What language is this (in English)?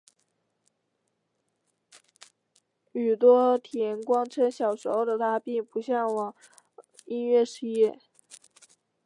Chinese